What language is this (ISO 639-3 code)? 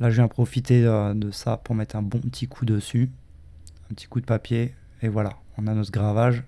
fra